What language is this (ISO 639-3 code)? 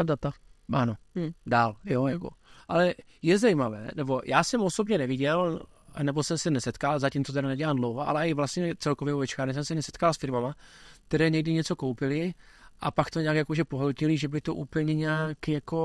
ces